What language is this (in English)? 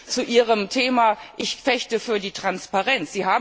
German